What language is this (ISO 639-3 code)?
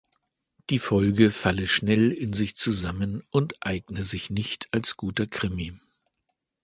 deu